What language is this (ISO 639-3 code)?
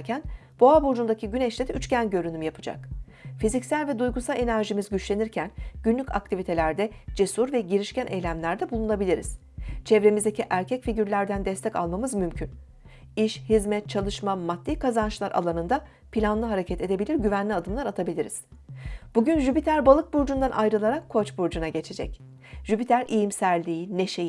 tur